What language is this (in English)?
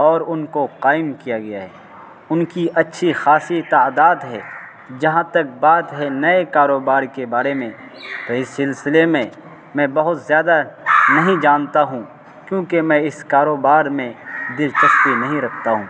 Urdu